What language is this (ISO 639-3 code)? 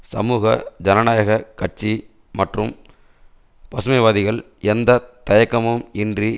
tam